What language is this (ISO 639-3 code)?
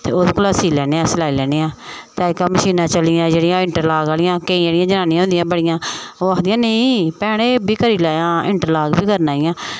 doi